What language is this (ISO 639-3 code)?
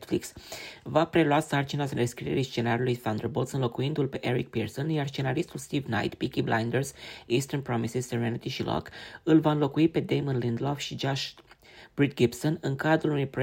ron